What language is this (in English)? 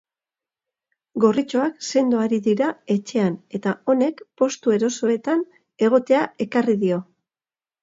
Basque